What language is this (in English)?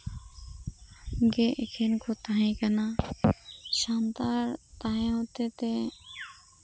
Santali